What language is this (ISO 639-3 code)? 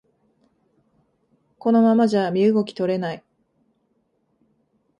jpn